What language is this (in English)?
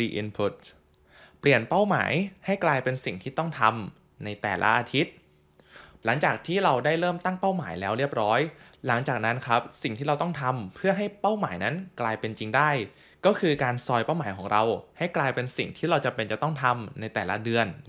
Thai